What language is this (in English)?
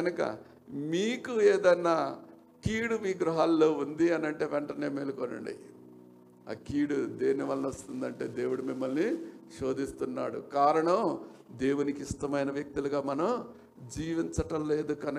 Telugu